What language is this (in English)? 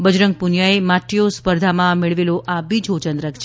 Gujarati